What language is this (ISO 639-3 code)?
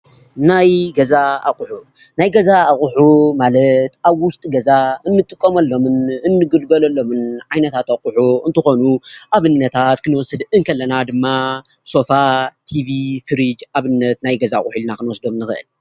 tir